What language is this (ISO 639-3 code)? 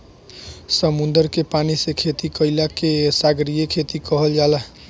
bho